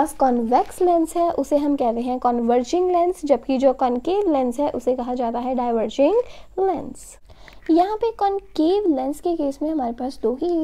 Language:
Hindi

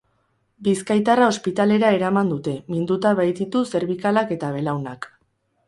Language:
Basque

